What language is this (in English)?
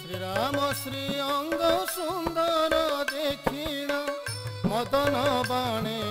Bangla